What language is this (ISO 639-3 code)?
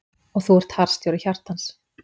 isl